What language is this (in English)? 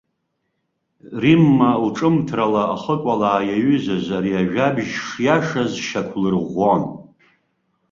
Abkhazian